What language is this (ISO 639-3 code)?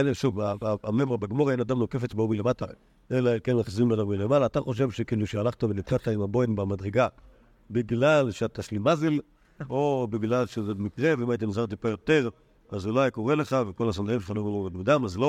heb